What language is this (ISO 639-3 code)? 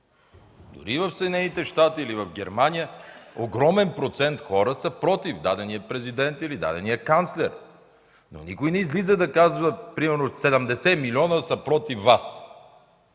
bul